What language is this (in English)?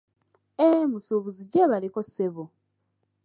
Ganda